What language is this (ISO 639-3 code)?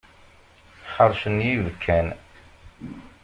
kab